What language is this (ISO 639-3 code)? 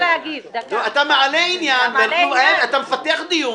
heb